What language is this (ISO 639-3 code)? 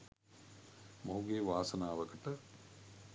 sin